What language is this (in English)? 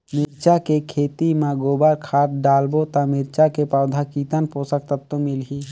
Chhattisgarhi